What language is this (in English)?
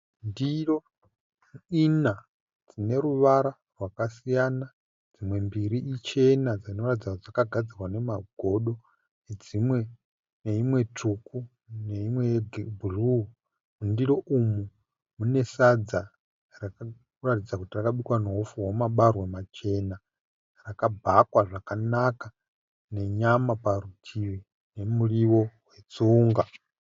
Shona